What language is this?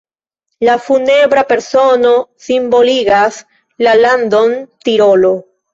Esperanto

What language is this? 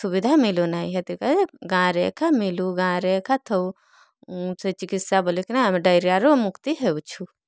Odia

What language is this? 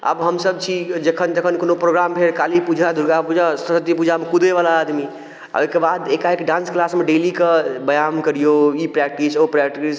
Maithili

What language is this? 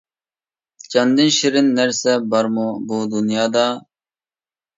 Uyghur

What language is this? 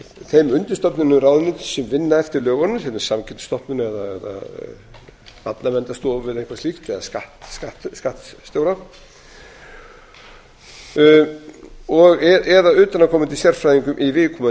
Icelandic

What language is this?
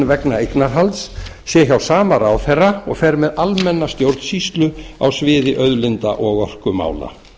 Icelandic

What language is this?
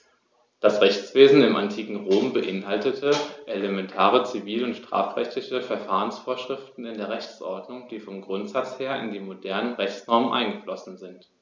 German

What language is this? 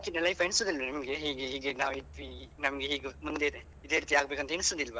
Kannada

